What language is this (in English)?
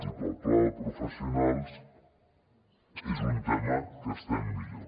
Catalan